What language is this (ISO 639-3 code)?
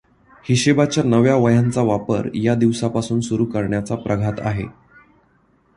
mar